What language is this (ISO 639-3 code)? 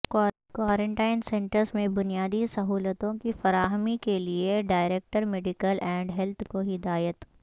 urd